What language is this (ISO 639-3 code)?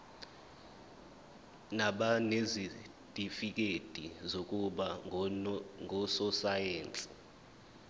zul